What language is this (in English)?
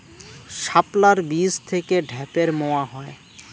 Bangla